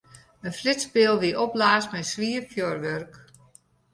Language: Western Frisian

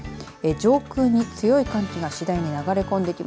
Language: Japanese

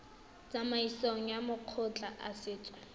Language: Tswana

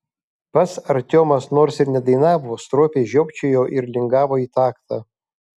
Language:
Lithuanian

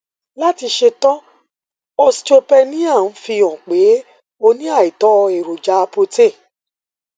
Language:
Yoruba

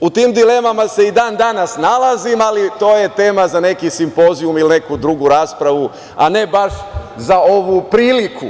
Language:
Serbian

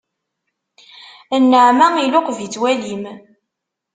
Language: Kabyle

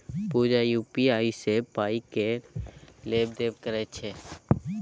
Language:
Maithili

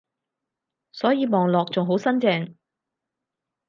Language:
Cantonese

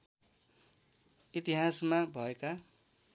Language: Nepali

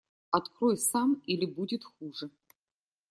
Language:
Russian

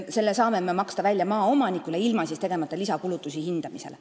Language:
Estonian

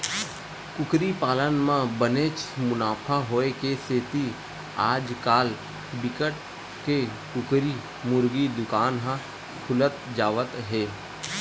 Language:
Chhattisgarhi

